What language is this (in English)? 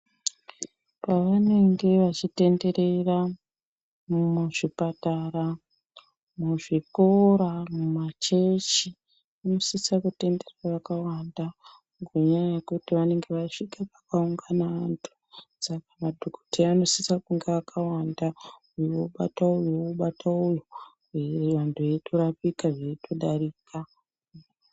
Ndau